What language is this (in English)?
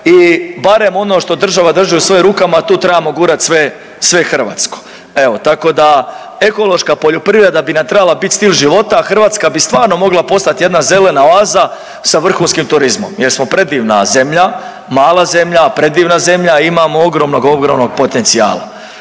Croatian